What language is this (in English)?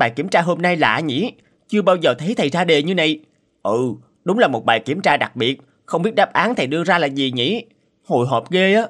Vietnamese